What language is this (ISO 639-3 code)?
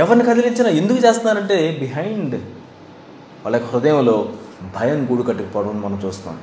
tel